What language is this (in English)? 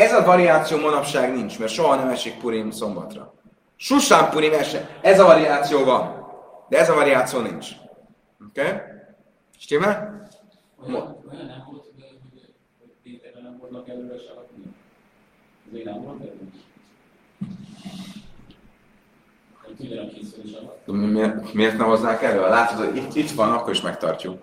Hungarian